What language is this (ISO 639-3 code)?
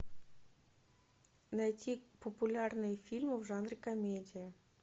rus